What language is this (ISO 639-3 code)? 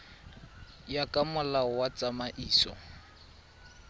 tsn